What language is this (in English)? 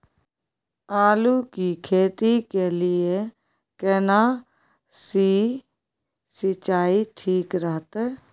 Maithili